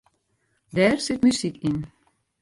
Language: Western Frisian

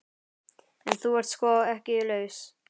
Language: Icelandic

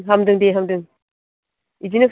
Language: Bodo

